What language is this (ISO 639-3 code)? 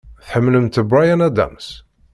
kab